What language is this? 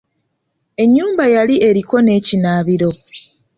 Ganda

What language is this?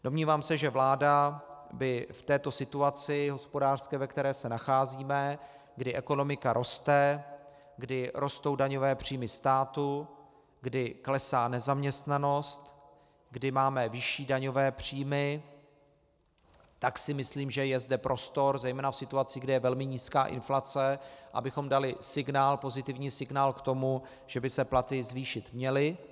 Czech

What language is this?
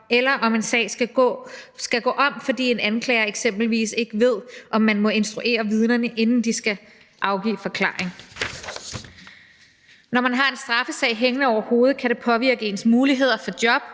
Danish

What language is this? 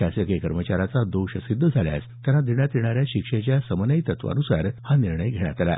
Marathi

